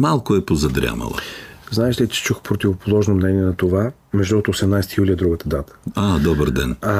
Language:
Bulgarian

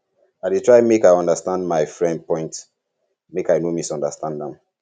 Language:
Nigerian Pidgin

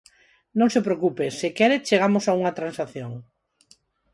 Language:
Galician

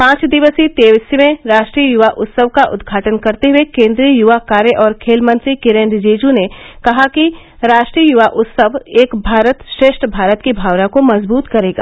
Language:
Hindi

